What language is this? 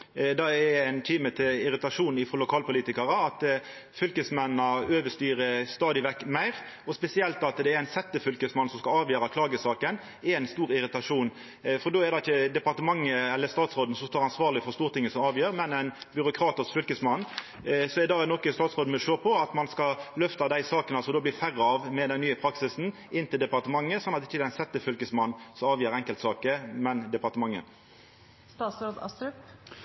Norwegian Nynorsk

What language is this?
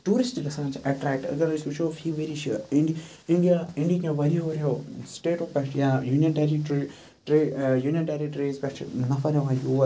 Kashmiri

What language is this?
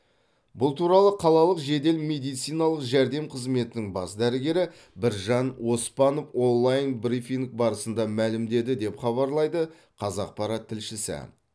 Kazakh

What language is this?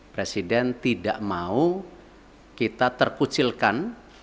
Indonesian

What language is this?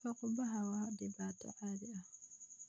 Somali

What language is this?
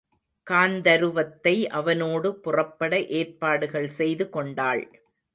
Tamil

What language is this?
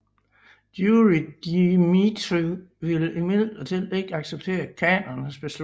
Danish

